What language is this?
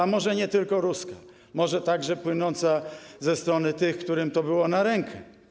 Polish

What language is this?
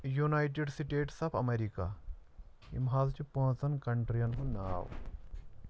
Kashmiri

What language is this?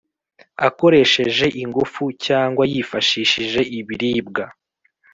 Kinyarwanda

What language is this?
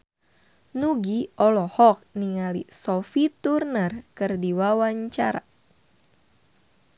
Sundanese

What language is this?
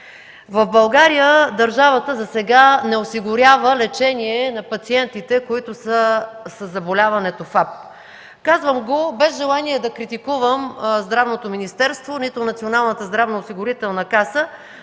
Bulgarian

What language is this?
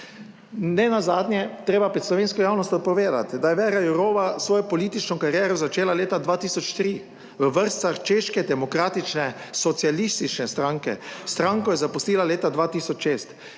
Slovenian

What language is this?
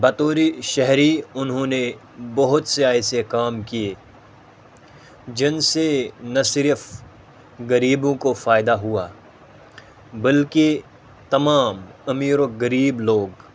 Urdu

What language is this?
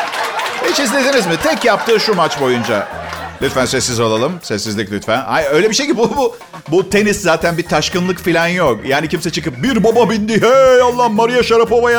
Turkish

